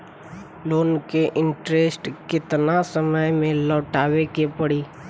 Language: Bhojpuri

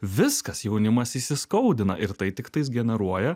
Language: Lithuanian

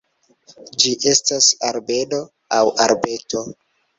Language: Esperanto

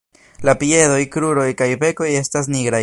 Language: Esperanto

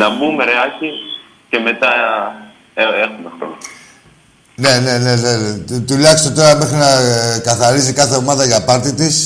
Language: Greek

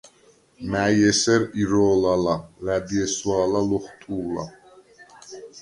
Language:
Svan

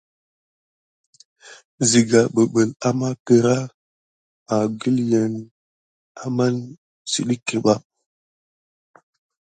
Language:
Gidar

